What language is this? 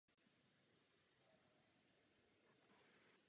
Czech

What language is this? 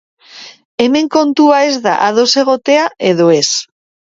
Basque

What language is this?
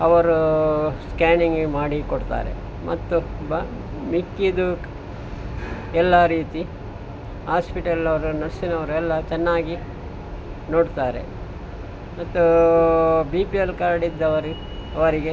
Kannada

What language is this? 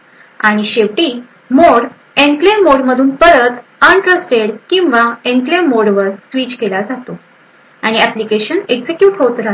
Marathi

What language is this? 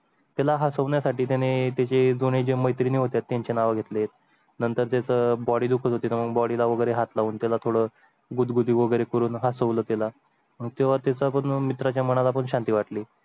Marathi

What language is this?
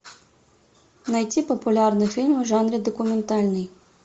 Russian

